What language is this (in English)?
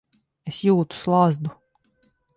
Latvian